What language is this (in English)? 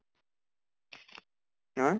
Assamese